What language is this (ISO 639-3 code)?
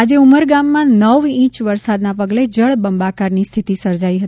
guj